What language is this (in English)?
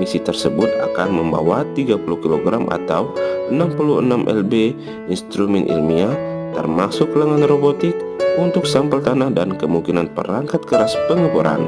Indonesian